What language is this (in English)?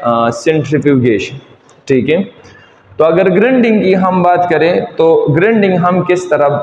Hindi